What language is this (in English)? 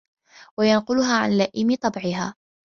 Arabic